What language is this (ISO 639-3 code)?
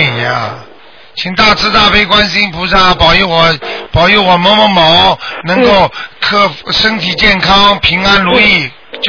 zho